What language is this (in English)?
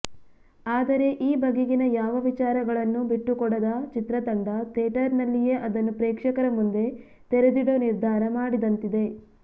Kannada